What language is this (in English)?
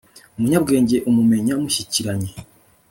Kinyarwanda